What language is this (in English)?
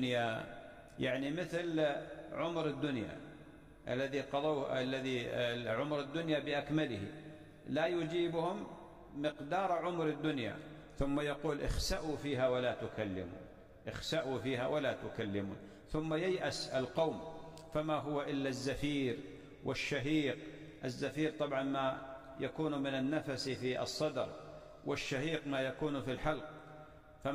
Arabic